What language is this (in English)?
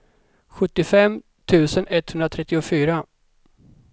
Swedish